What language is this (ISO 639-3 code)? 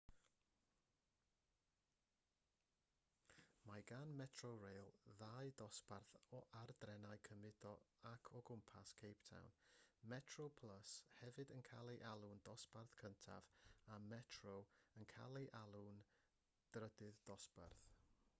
cym